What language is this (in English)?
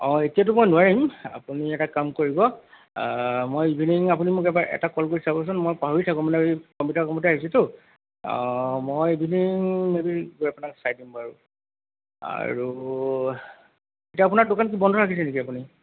Assamese